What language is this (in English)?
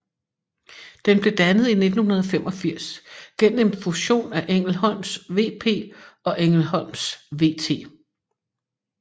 Danish